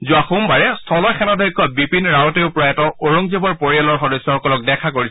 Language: Assamese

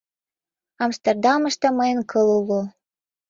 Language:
Mari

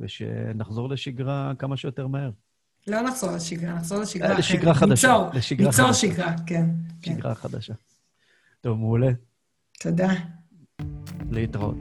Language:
Hebrew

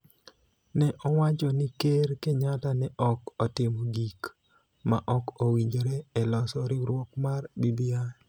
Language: Luo (Kenya and Tanzania)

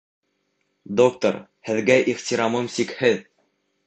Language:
Bashkir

